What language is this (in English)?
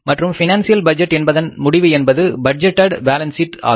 Tamil